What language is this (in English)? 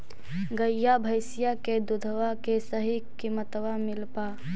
Magahi